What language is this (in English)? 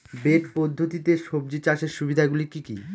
Bangla